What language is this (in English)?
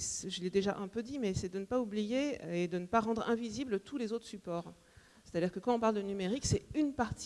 French